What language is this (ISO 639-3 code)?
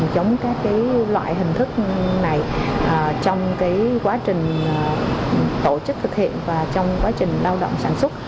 vie